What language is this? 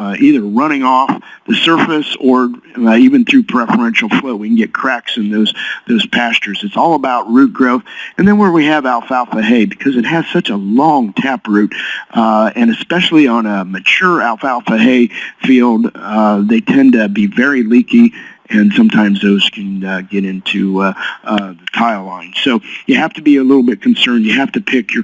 English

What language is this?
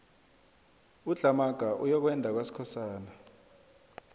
South Ndebele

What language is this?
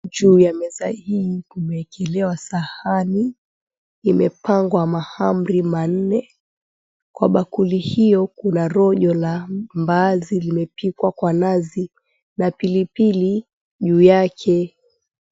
Swahili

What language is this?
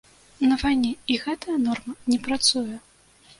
Belarusian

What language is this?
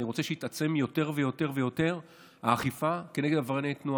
Hebrew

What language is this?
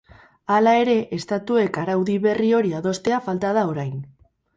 Basque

